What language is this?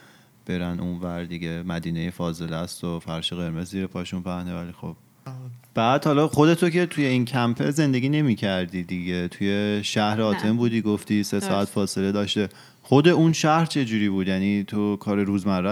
Persian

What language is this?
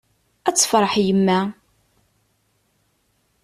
Kabyle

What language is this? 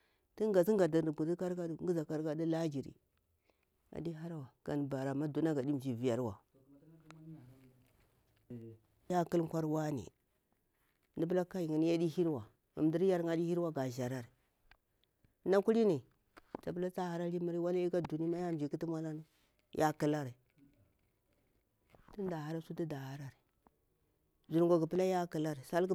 Bura-Pabir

